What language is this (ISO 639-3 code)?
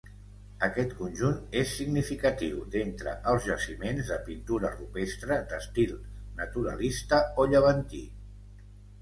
cat